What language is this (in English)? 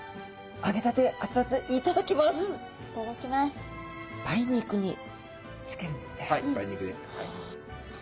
Japanese